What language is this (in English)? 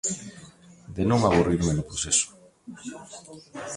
Galician